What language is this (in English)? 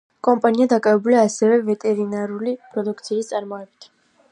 Georgian